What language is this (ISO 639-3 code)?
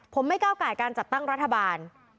tha